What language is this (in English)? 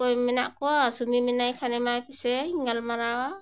Santali